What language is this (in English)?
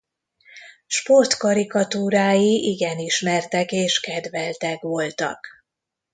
Hungarian